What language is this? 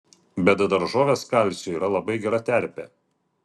Lithuanian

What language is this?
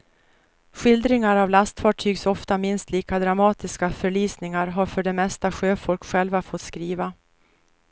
Swedish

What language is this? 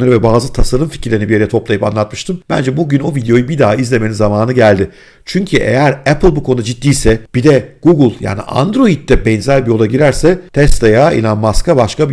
Turkish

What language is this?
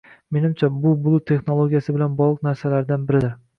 Uzbek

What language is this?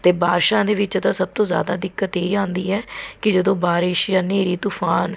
Punjabi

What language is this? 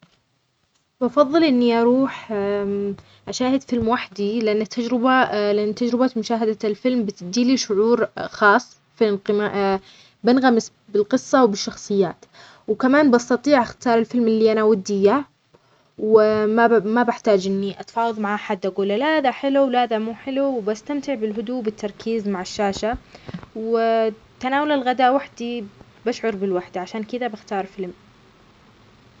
Omani Arabic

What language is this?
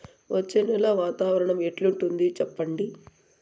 Telugu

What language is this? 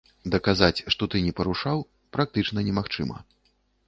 Belarusian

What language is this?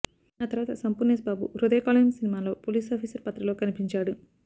Telugu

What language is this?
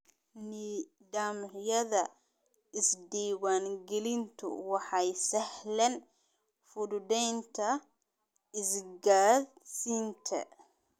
Somali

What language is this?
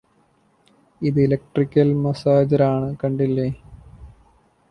Malayalam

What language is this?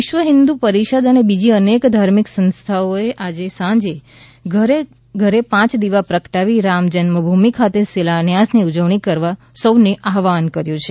Gujarati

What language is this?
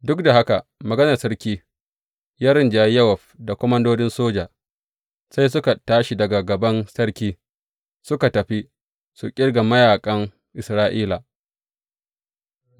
Hausa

